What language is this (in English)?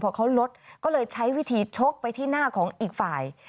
Thai